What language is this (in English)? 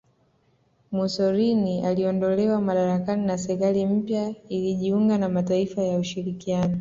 Swahili